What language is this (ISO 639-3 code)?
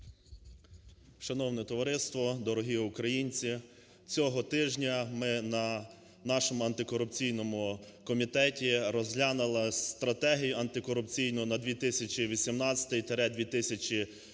ukr